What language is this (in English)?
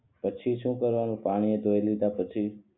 Gujarati